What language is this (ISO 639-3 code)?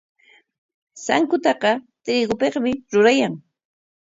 qwa